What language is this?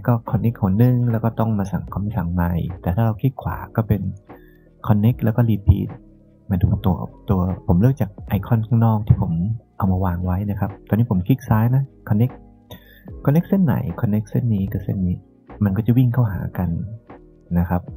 Thai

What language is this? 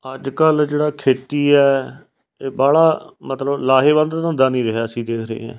Punjabi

